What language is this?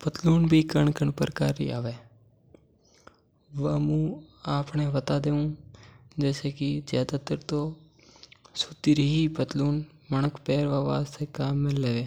Mewari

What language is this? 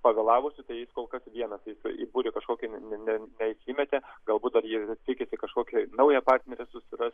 Lithuanian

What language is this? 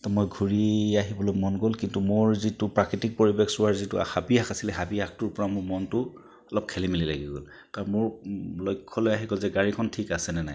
Assamese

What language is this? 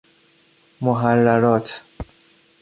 Persian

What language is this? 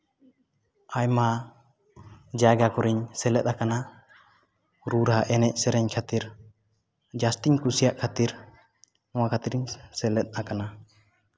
Santali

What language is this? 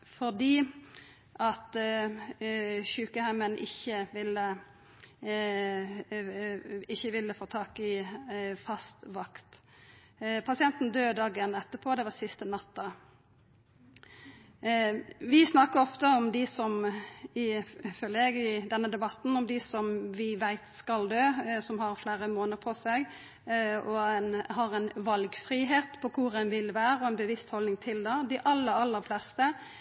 Norwegian Nynorsk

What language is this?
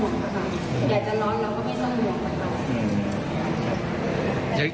Thai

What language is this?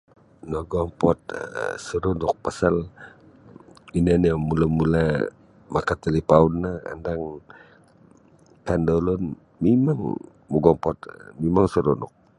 Sabah Bisaya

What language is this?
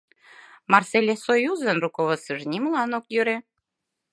Mari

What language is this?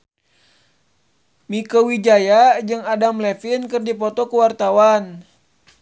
Sundanese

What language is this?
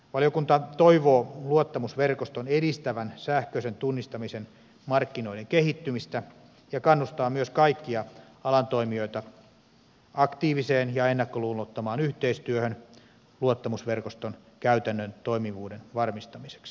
Finnish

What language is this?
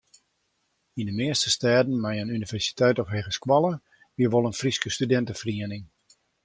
Western Frisian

